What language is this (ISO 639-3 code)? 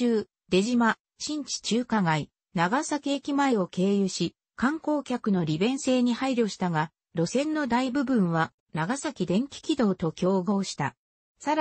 jpn